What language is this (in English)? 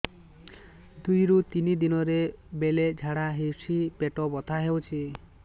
Odia